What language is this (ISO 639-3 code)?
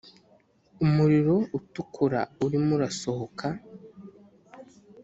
kin